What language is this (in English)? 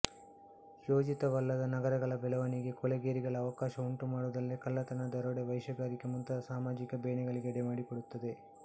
Kannada